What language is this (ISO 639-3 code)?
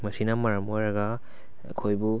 mni